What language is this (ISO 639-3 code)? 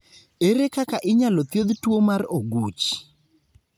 luo